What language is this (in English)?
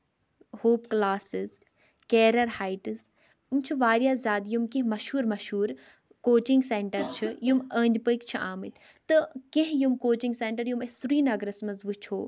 Kashmiri